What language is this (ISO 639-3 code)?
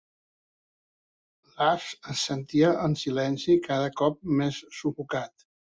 cat